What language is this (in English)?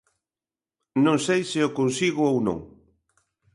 Galician